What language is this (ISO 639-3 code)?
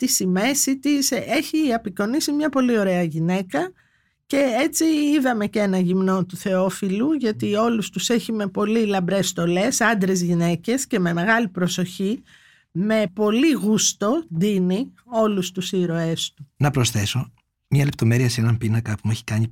ell